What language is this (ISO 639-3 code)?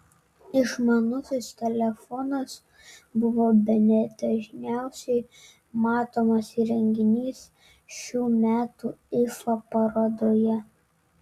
lit